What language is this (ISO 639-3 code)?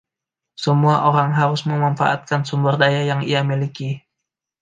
ind